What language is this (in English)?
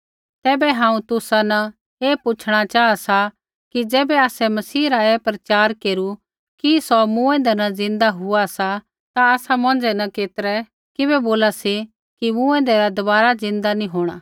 Kullu Pahari